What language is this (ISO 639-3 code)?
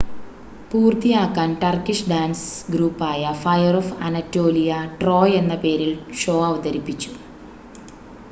mal